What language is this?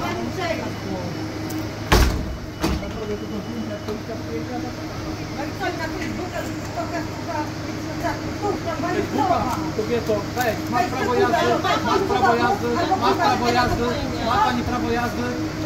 Polish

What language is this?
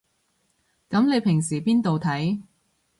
Cantonese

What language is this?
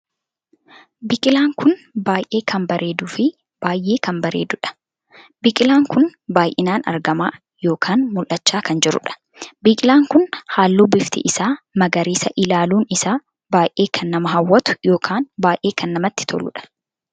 Oromo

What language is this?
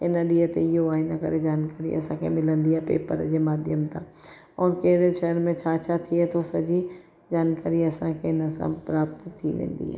Sindhi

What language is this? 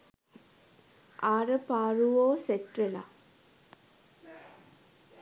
Sinhala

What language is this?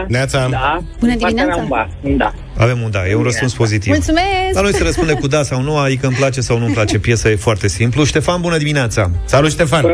Romanian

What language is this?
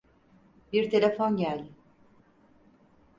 Turkish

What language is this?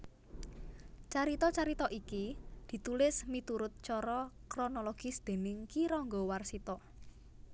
Javanese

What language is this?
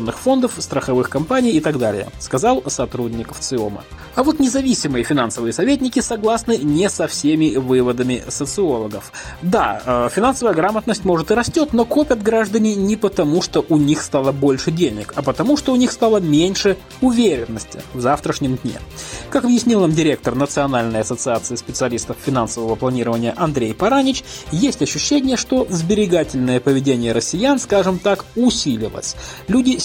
Russian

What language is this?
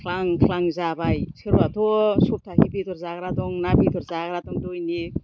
Bodo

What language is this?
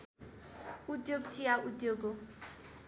Nepali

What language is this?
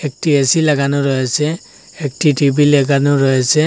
Bangla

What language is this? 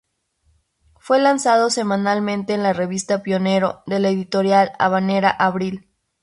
Spanish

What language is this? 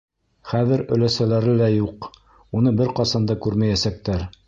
Bashkir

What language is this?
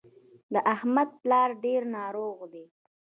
Pashto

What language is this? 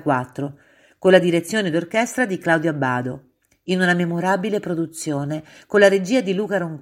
Italian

